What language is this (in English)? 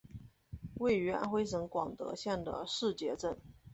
Chinese